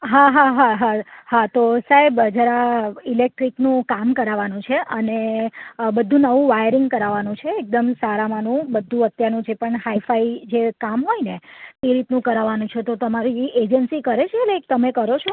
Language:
Gujarati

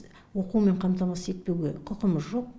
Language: Kazakh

